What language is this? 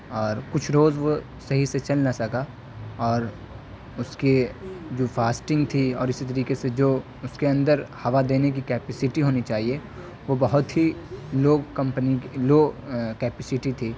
Urdu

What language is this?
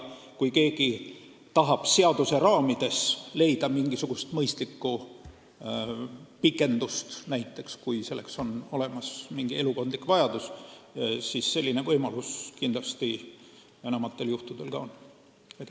Estonian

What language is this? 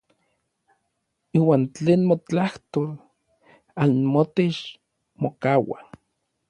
Orizaba Nahuatl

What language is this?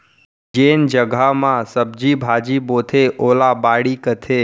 Chhattisgarhi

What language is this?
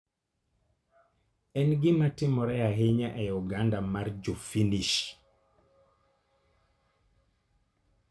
Luo (Kenya and Tanzania)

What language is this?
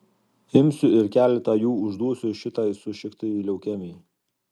Lithuanian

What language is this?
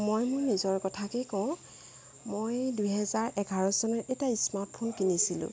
Assamese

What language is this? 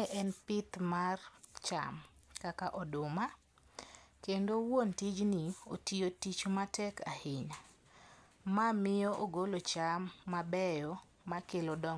Luo (Kenya and Tanzania)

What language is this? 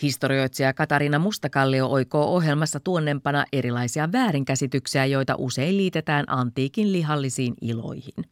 Finnish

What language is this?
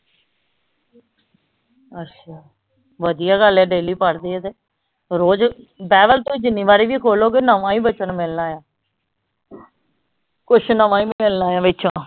Punjabi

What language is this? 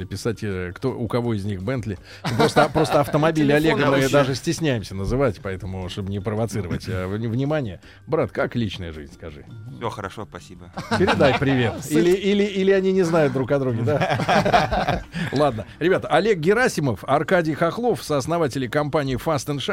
Russian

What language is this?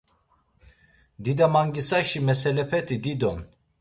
Laz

